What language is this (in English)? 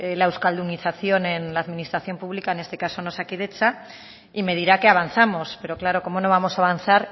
Spanish